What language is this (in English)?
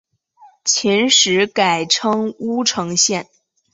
Chinese